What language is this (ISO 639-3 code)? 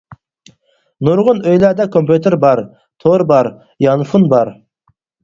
uig